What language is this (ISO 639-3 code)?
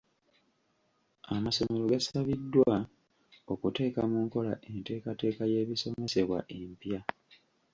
lug